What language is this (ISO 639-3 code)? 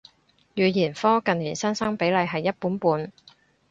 yue